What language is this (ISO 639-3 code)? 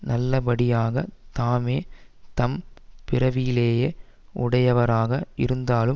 tam